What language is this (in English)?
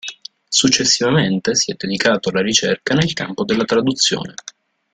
Italian